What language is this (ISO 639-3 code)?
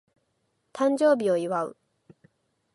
jpn